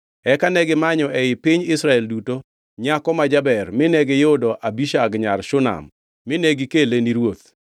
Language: Luo (Kenya and Tanzania)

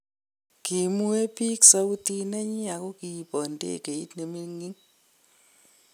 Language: Kalenjin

